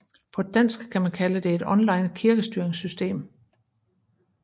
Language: Danish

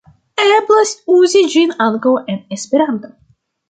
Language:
Esperanto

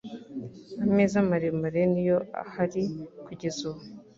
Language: Kinyarwanda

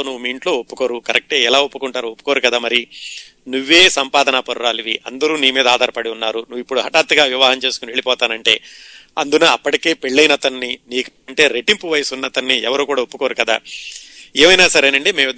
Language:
Telugu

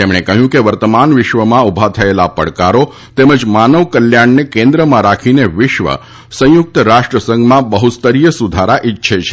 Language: Gujarati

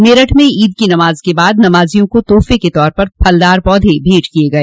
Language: Hindi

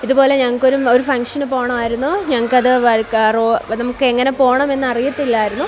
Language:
Malayalam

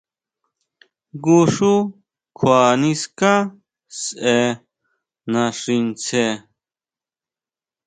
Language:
Huautla Mazatec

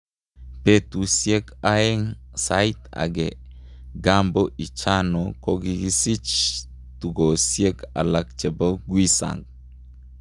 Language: Kalenjin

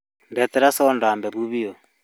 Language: Kikuyu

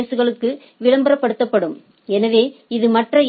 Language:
Tamil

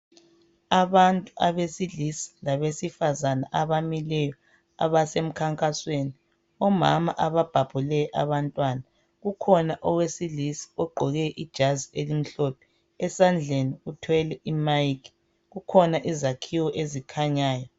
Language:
North Ndebele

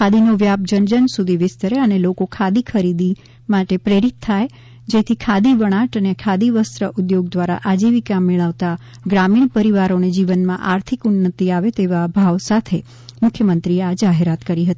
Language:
Gujarati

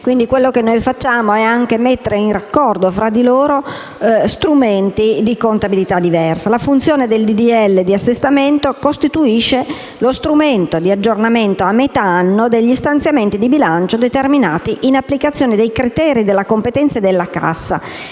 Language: Italian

